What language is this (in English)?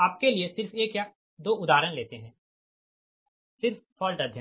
Hindi